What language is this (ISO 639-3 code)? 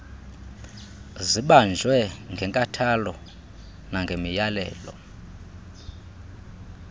xho